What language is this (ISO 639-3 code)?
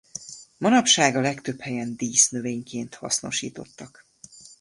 hun